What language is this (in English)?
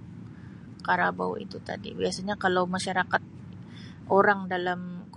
Sabah Malay